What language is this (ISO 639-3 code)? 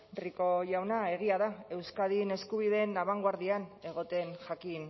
eus